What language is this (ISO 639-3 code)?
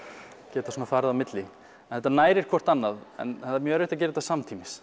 isl